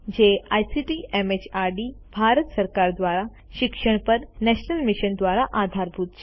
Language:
Gujarati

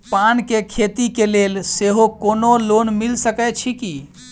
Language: Maithili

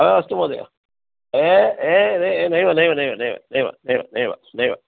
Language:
Sanskrit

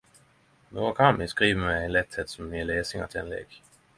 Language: Norwegian Nynorsk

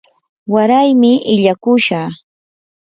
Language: Yanahuanca Pasco Quechua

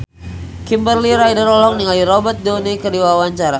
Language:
Sundanese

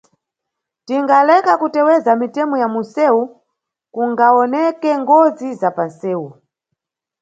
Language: Nyungwe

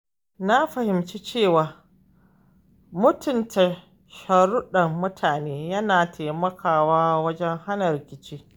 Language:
Hausa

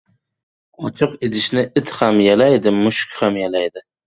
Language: Uzbek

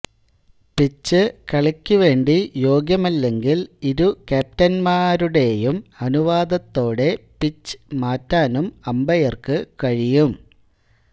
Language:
Malayalam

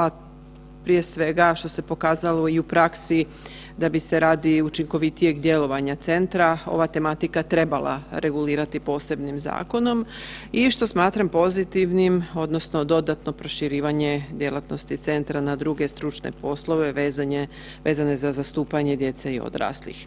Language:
Croatian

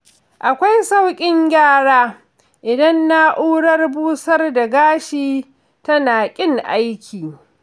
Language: Hausa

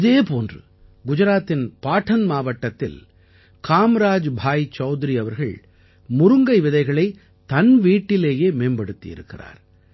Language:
Tamil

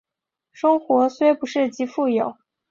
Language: Chinese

